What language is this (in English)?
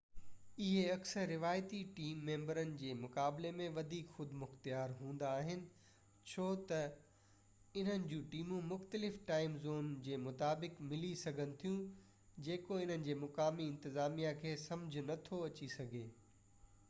Sindhi